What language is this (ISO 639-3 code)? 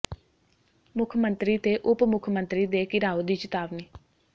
pan